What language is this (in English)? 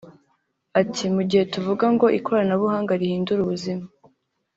Kinyarwanda